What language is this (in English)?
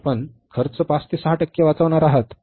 Marathi